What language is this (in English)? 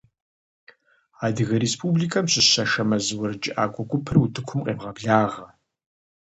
Kabardian